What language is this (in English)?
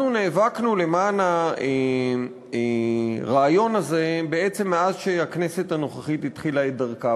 Hebrew